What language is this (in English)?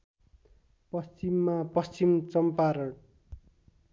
Nepali